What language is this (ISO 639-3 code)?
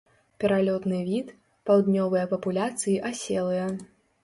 bel